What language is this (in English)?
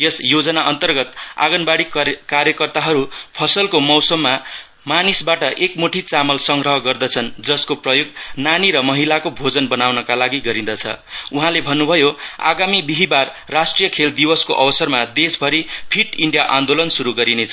Nepali